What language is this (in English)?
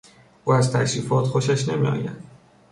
Persian